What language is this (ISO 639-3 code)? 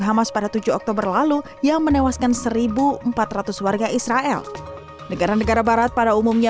ind